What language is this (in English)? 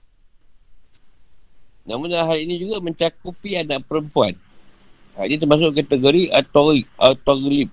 Malay